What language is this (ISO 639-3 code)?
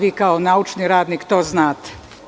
srp